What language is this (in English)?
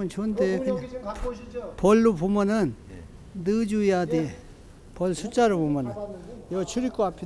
Korean